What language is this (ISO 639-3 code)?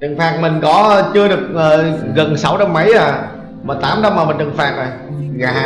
vie